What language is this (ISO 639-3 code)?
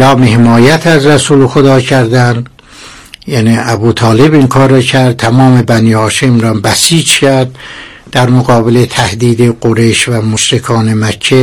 fas